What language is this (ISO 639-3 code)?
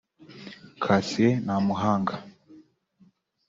kin